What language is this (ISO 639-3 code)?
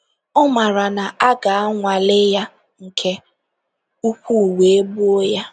ibo